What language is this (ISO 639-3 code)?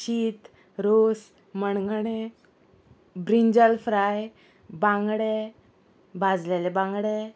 kok